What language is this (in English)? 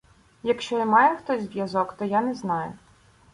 Ukrainian